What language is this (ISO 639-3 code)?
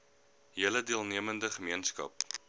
afr